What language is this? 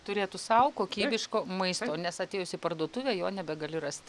Lithuanian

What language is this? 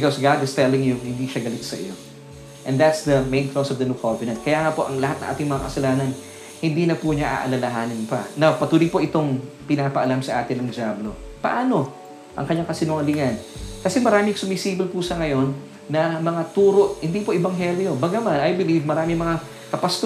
Filipino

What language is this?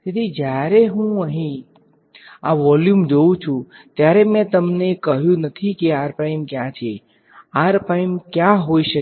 Gujarati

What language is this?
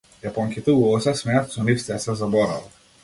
Macedonian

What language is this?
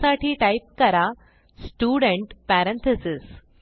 Marathi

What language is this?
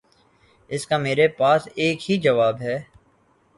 Urdu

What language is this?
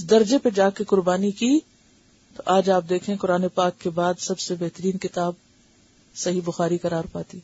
Urdu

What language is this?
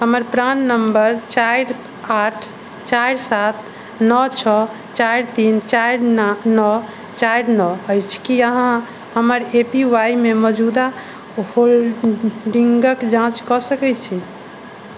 Maithili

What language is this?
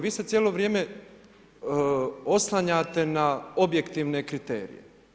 Croatian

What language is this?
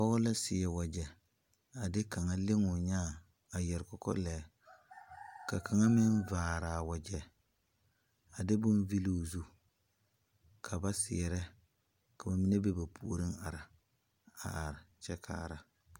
Southern Dagaare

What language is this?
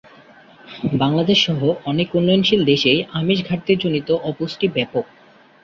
Bangla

